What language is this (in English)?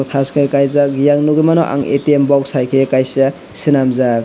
Kok Borok